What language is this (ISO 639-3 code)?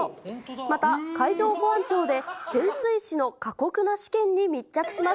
jpn